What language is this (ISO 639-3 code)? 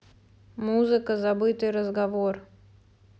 rus